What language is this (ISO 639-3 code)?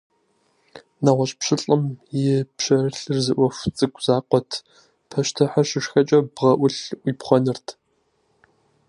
kbd